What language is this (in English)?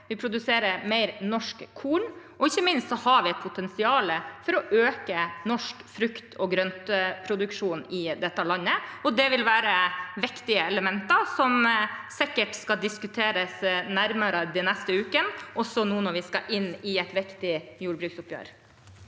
Norwegian